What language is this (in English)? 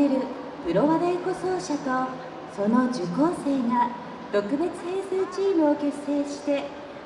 Japanese